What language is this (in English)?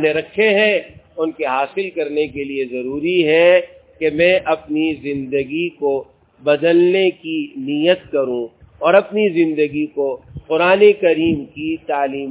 Urdu